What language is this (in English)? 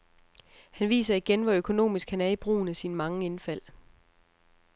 Danish